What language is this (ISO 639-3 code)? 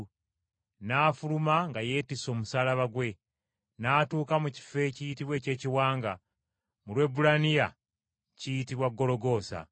lug